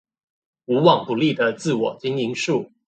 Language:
Chinese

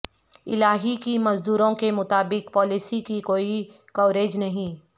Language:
Urdu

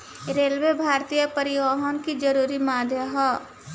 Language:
Bhojpuri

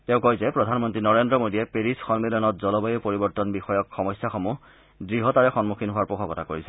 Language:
Assamese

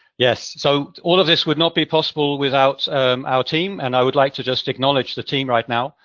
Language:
English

